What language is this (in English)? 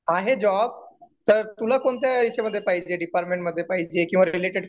Marathi